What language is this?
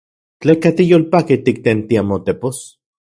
Central Puebla Nahuatl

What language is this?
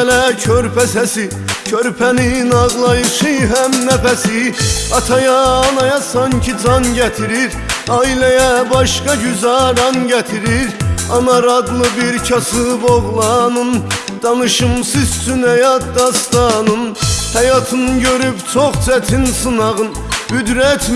Turkish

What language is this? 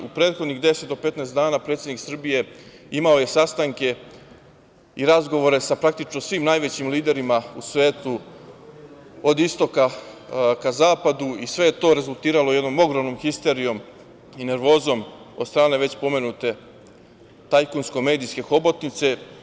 Serbian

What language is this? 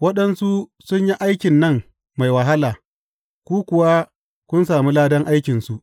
Hausa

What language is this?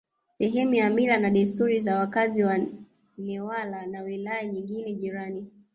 Swahili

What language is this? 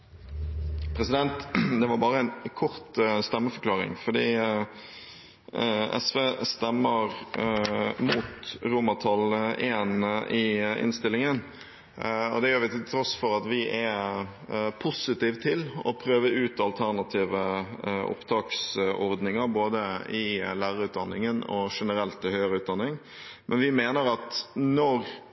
Norwegian Bokmål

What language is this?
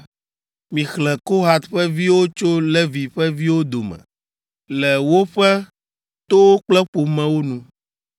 Ewe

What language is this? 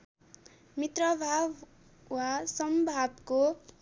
Nepali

